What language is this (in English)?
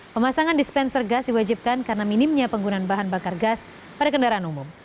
Indonesian